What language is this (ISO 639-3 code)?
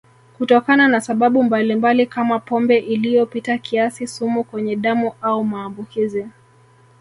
swa